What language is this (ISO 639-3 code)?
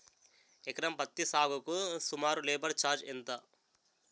tel